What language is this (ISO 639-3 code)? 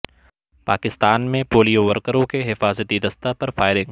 urd